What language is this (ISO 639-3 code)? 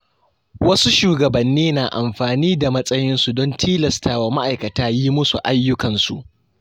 hau